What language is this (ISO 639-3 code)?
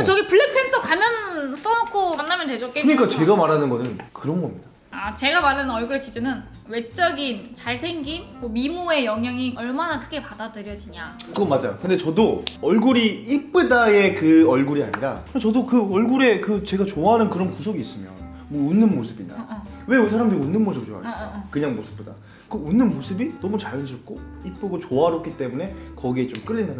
kor